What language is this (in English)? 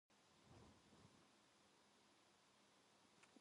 Korean